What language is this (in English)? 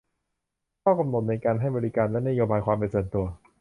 Thai